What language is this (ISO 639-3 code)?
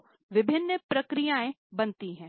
hin